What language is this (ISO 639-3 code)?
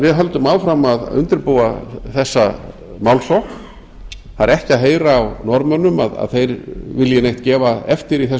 isl